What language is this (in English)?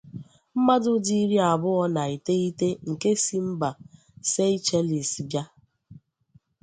Igbo